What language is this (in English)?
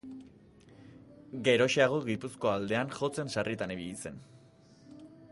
Basque